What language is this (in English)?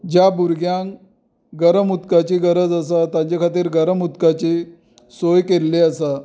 Konkani